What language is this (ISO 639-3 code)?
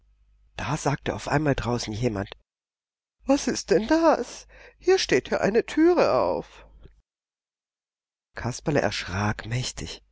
deu